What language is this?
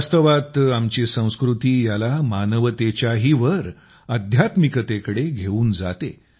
Marathi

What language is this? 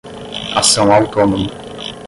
Portuguese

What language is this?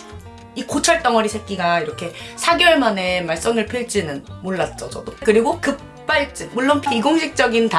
Korean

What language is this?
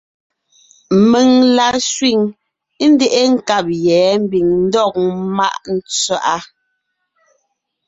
Ngiemboon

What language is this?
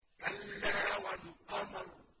Arabic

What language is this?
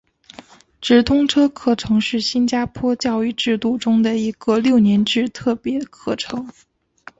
Chinese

